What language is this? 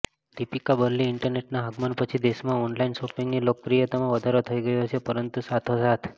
Gujarati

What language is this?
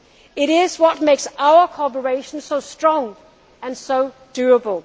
English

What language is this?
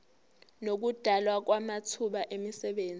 Zulu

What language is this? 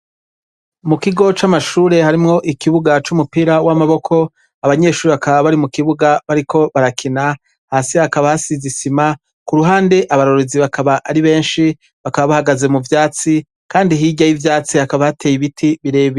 Rundi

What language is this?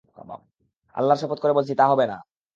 Bangla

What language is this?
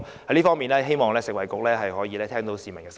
Cantonese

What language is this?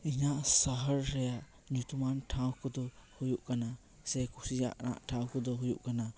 Santali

